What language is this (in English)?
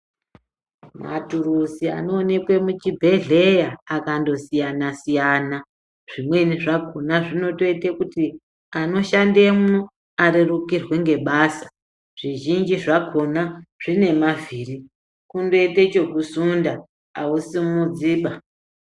Ndau